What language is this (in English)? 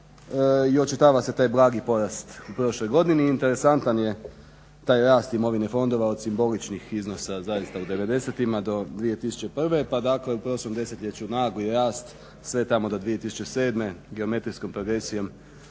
Croatian